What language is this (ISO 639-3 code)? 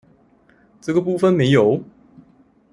zho